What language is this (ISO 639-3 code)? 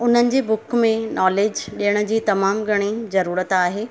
snd